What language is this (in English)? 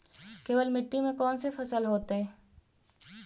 Magahi